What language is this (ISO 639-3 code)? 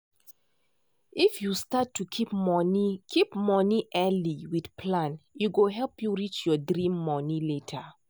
pcm